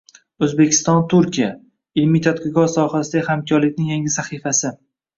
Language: Uzbek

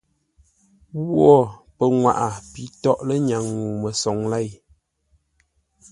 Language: Ngombale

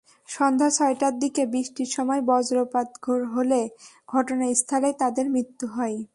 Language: Bangla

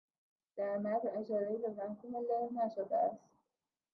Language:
Persian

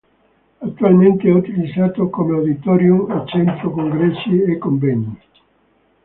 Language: Italian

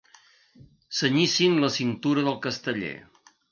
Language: Catalan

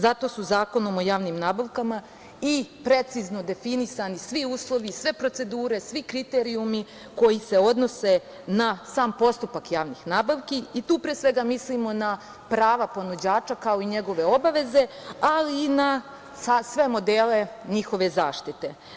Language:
Serbian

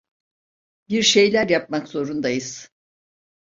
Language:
Turkish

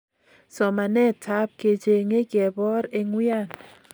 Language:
Kalenjin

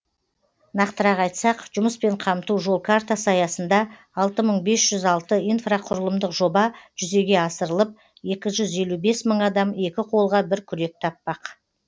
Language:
Kazakh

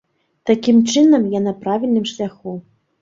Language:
Belarusian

